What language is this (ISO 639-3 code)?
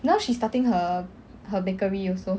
eng